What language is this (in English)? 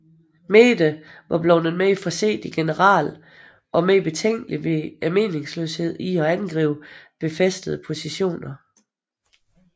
Danish